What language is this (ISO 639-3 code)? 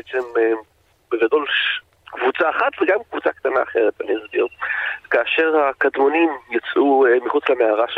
heb